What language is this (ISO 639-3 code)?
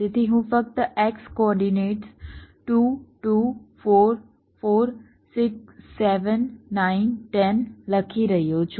guj